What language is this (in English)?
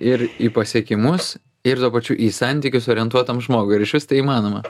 Lithuanian